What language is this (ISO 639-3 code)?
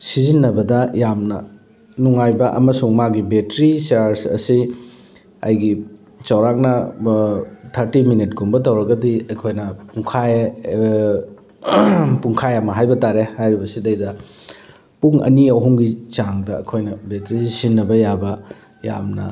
mni